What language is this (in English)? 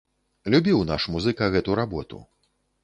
Belarusian